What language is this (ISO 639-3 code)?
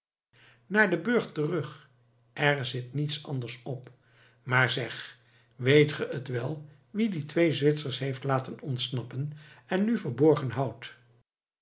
nld